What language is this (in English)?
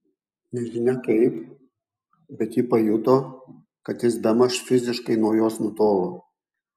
Lithuanian